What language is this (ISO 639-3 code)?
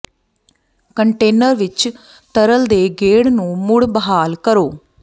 pan